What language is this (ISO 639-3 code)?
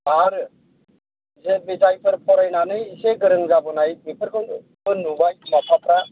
brx